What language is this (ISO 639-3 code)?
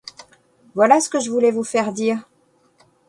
fra